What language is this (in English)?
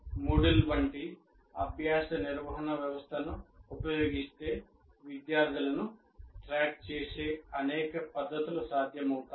Telugu